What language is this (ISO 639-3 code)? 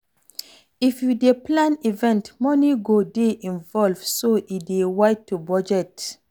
pcm